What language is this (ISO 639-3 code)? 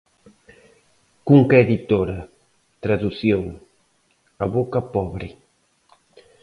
glg